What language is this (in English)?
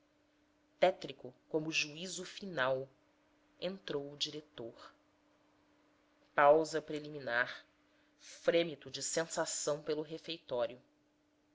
Portuguese